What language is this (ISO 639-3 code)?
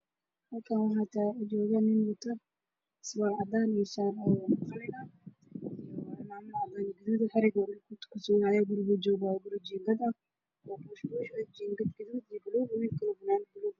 som